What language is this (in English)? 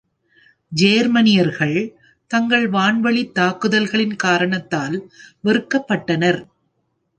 Tamil